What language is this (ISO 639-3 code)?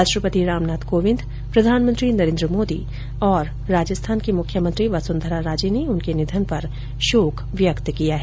hin